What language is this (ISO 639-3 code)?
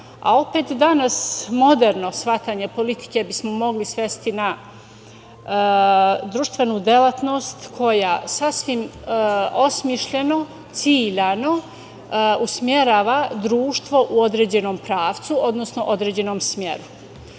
srp